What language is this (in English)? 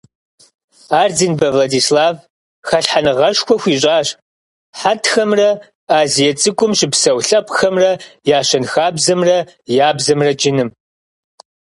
Kabardian